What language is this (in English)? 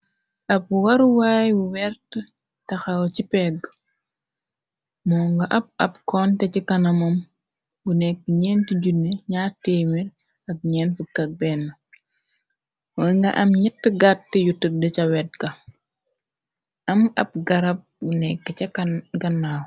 Wolof